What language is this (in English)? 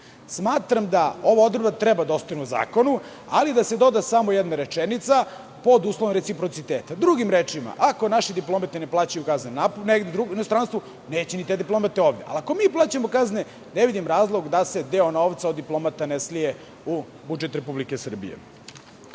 Serbian